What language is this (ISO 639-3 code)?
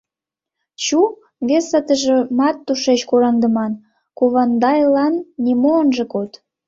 chm